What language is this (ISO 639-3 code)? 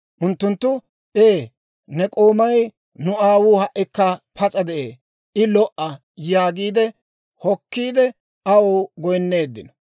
dwr